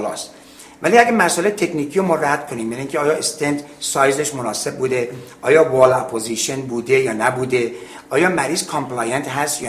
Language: Persian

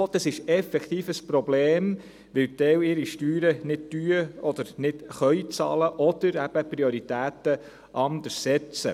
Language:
Swiss German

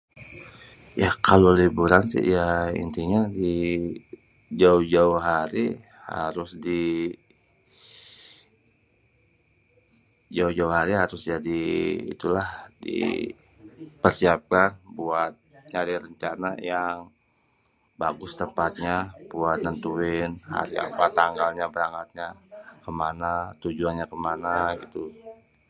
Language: Betawi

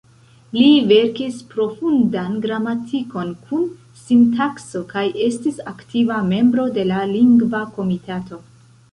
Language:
Esperanto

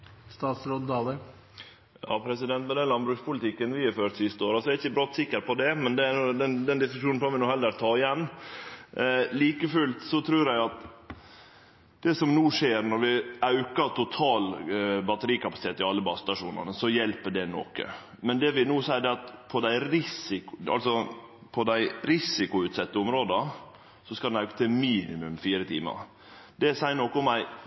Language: Norwegian Nynorsk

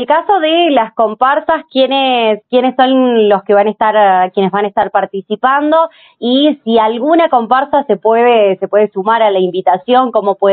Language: Spanish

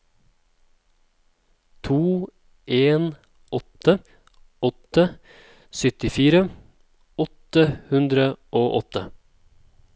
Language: Norwegian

